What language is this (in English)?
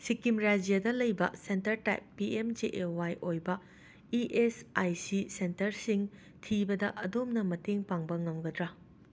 Manipuri